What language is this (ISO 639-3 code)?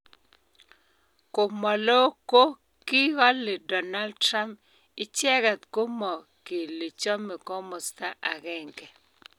kln